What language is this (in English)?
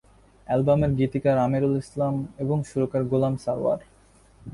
Bangla